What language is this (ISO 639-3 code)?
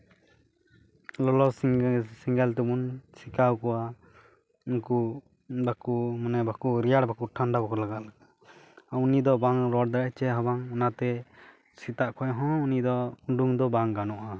sat